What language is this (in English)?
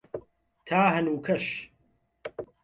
Central Kurdish